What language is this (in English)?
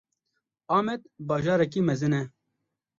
Kurdish